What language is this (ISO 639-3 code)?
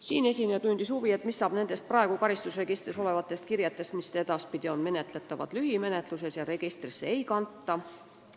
est